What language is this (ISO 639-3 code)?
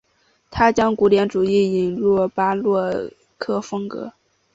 zho